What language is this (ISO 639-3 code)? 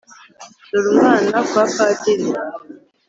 kin